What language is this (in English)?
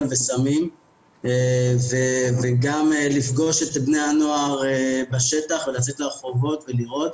Hebrew